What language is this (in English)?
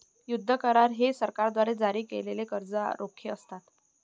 Marathi